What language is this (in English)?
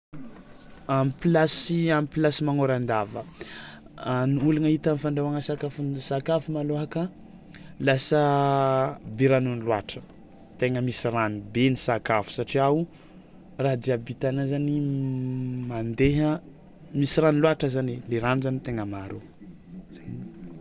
Tsimihety Malagasy